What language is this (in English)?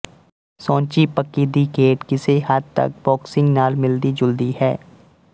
Punjabi